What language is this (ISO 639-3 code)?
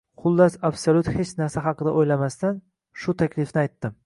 uzb